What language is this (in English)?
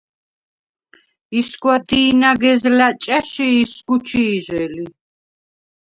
Svan